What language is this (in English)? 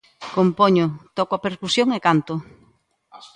Galician